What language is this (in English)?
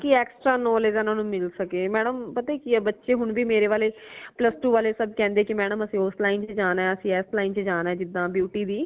Punjabi